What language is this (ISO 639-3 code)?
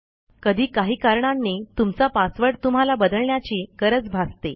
mar